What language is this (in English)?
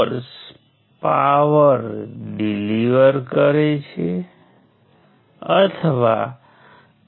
Gujarati